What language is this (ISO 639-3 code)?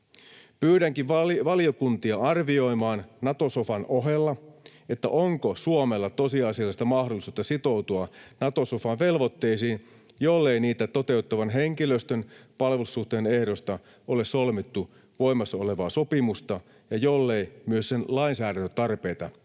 fin